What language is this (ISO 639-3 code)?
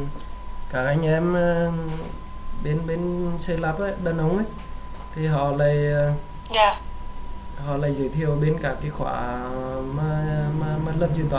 vie